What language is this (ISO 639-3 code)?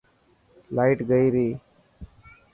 mki